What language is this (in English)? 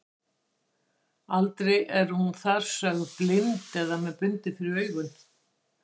Icelandic